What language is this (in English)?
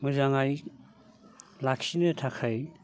Bodo